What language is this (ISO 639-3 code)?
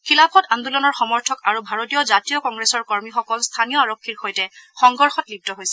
asm